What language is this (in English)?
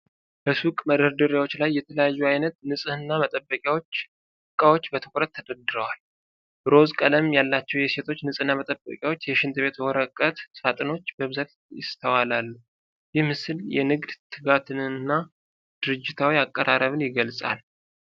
Amharic